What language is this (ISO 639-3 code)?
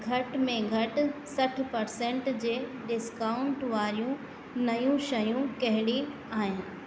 snd